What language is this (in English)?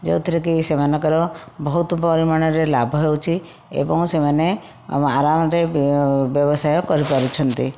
Odia